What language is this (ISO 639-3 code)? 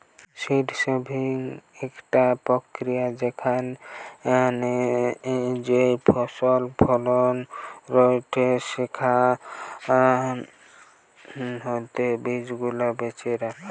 ben